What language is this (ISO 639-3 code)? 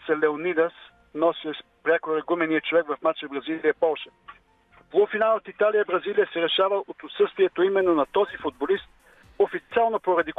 bul